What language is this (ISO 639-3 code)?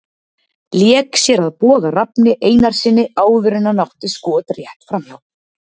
isl